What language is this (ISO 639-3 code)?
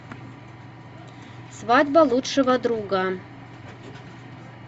rus